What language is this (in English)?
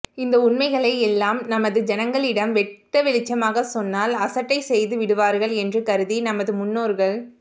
Tamil